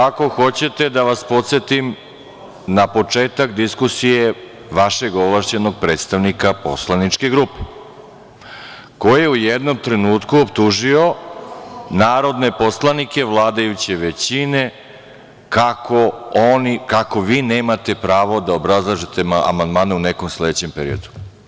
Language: Serbian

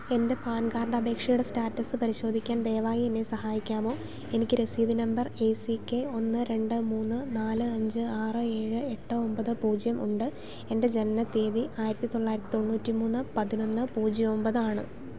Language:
Malayalam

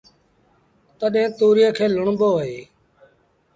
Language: Sindhi Bhil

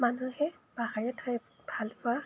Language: Assamese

